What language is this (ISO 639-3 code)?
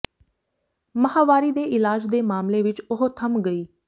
pan